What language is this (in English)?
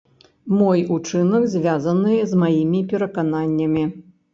Belarusian